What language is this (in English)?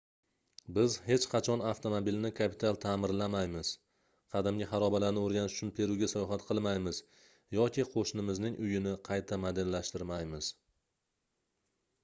Uzbek